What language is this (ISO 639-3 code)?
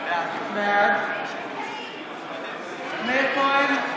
heb